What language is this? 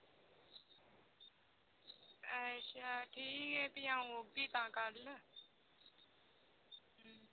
Dogri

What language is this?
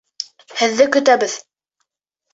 Bashkir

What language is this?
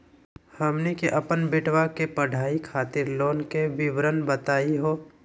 Magahi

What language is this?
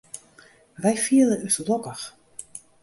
Western Frisian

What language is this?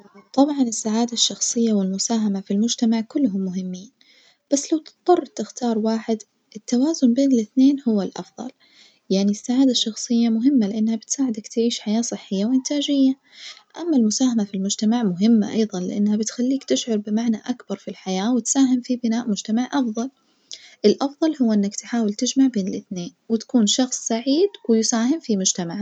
Najdi Arabic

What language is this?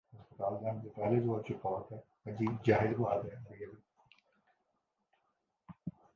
Urdu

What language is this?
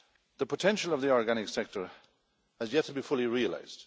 English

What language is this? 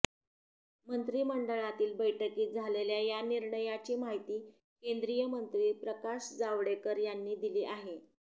Marathi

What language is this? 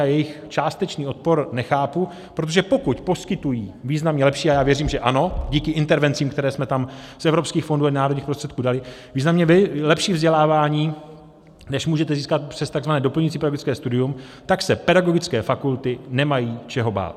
Czech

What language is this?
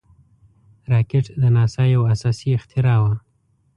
Pashto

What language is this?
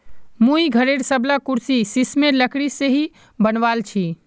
Magahi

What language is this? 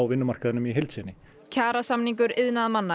Icelandic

